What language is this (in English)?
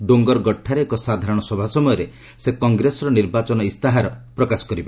Odia